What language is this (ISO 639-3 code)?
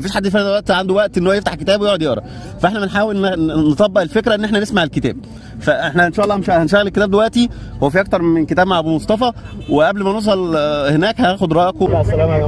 ara